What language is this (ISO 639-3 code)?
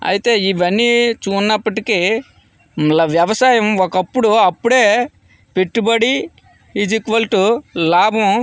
tel